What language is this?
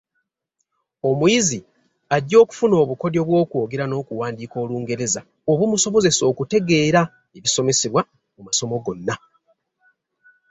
Ganda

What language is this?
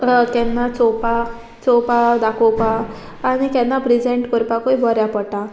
Konkani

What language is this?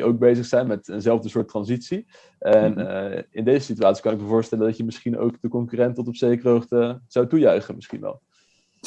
Dutch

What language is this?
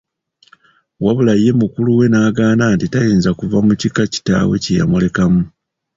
Ganda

